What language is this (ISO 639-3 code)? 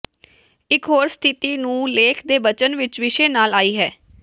pan